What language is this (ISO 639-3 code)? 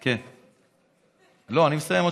heb